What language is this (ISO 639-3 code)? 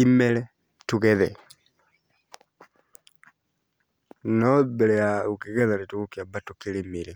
kik